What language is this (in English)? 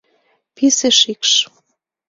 Mari